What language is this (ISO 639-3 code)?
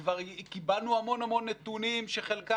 heb